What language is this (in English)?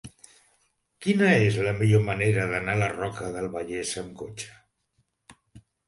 Catalan